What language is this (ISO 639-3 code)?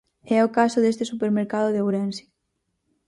glg